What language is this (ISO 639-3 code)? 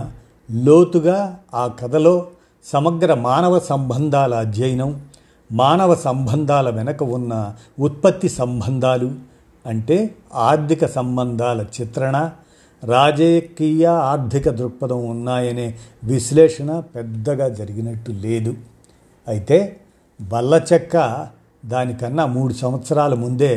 tel